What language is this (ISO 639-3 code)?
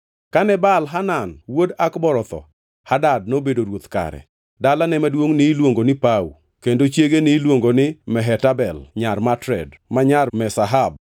luo